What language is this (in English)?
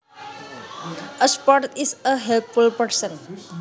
Javanese